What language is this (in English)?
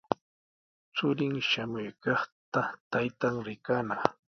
Sihuas Ancash Quechua